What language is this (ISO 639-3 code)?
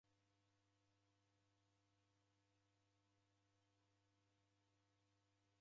dav